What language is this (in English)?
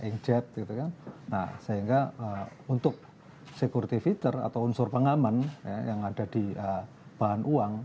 Indonesian